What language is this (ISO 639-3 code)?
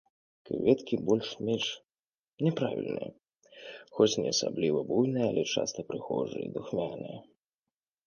bel